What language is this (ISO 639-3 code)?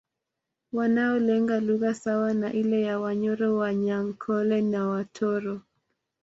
swa